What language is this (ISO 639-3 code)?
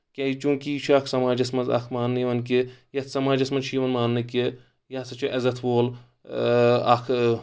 kas